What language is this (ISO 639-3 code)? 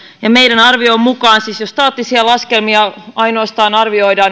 fin